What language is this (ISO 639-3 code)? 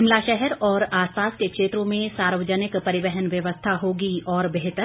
hin